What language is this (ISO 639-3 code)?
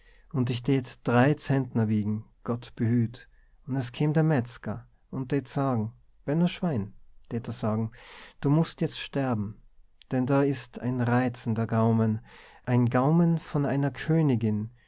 deu